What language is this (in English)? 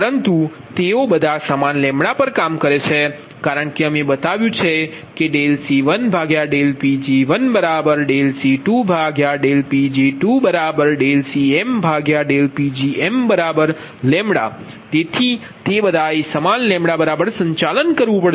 Gujarati